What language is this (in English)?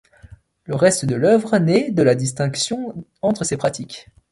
French